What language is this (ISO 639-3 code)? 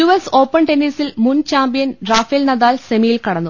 mal